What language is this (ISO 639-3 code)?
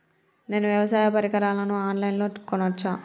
tel